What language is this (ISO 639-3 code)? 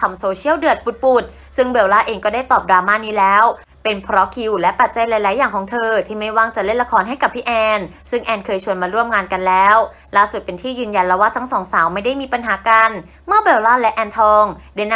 tha